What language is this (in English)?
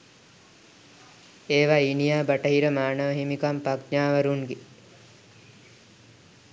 Sinhala